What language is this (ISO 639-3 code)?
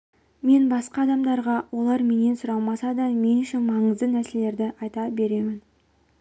kaz